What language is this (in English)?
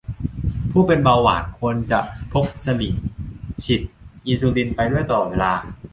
Thai